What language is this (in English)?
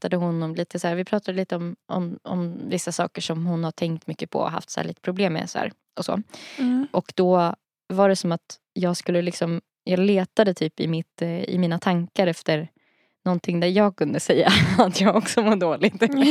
Swedish